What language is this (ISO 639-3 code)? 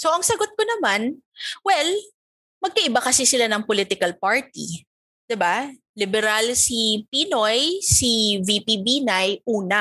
fil